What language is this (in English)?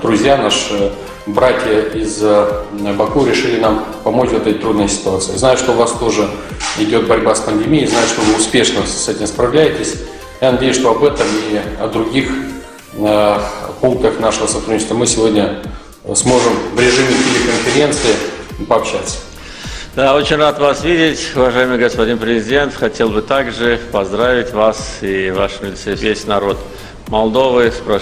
Russian